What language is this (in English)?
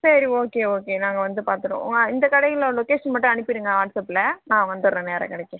Tamil